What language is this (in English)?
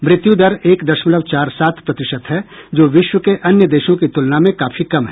Hindi